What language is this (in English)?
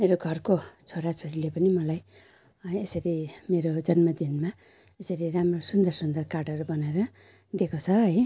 Nepali